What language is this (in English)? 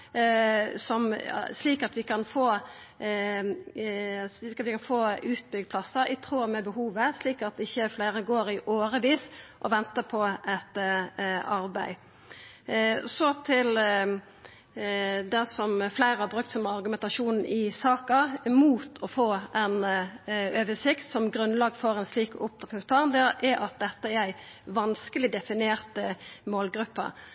Norwegian Nynorsk